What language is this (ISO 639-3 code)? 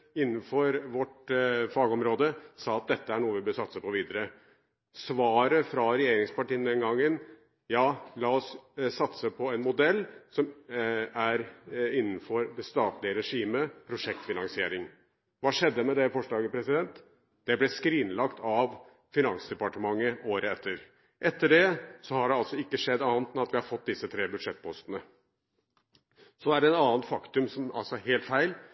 nob